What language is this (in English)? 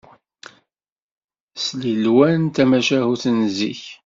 Kabyle